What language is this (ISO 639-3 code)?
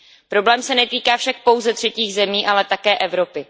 ces